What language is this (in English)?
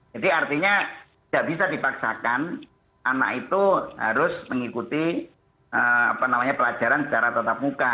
Indonesian